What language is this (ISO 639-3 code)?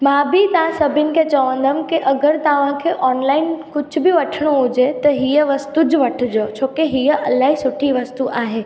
snd